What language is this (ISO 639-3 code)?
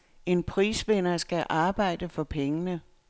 dan